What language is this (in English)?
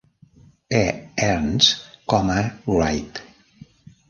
Catalan